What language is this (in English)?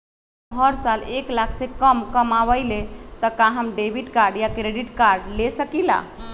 Magahi